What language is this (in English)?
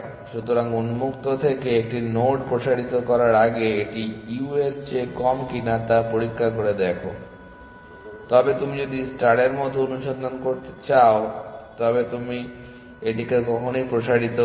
Bangla